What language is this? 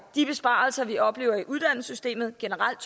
Danish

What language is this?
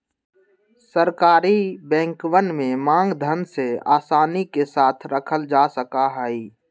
Magahi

